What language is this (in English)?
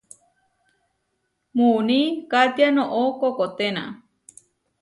Huarijio